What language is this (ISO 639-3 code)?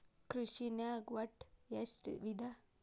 kan